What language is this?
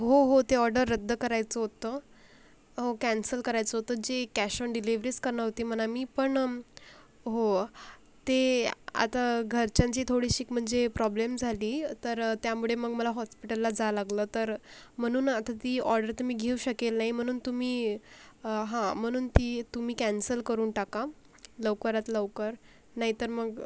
Marathi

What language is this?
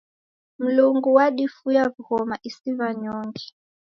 Taita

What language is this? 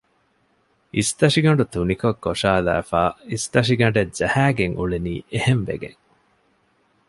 Divehi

